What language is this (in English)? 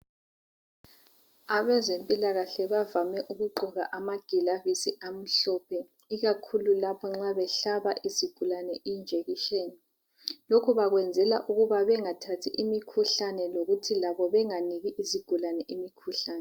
North Ndebele